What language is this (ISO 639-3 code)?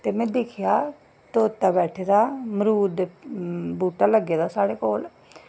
doi